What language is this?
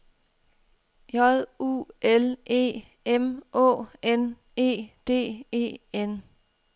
Danish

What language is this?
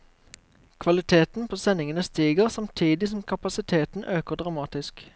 Norwegian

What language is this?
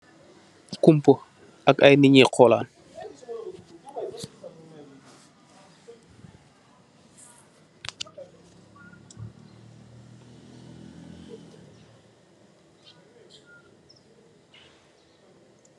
Wolof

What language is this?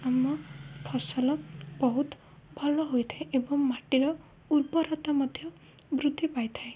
Odia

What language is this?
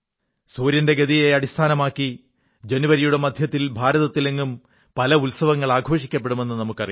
Malayalam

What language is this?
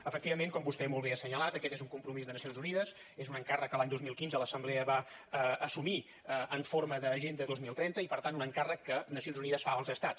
Catalan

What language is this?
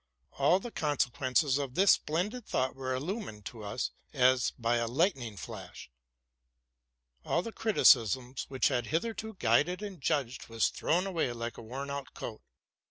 English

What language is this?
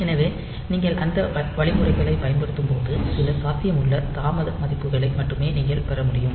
Tamil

